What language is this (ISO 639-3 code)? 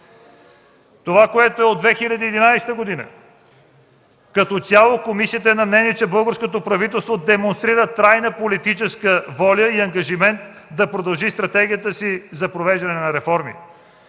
bul